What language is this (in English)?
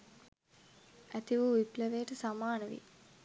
Sinhala